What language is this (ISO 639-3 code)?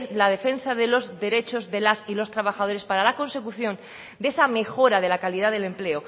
spa